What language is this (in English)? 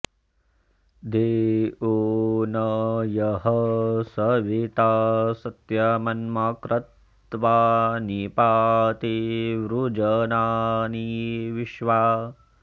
Sanskrit